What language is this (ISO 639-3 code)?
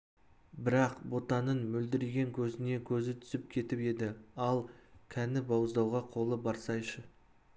kaz